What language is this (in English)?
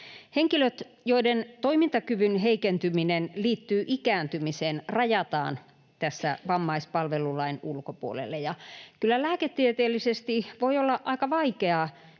Finnish